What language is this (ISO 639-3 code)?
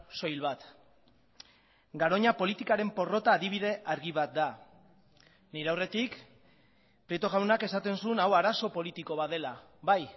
eus